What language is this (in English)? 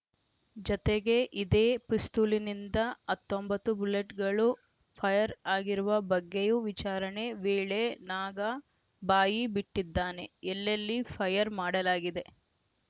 Kannada